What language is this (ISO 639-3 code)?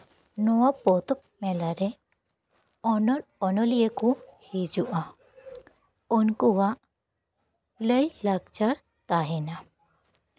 sat